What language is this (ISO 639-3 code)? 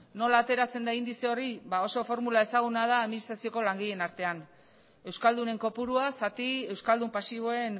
eus